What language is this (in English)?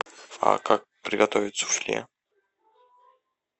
Russian